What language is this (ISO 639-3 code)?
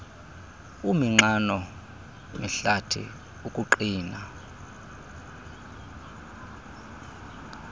xho